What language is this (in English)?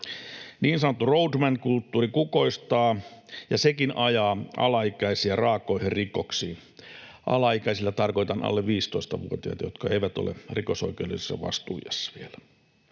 Finnish